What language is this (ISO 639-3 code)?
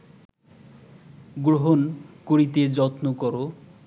ben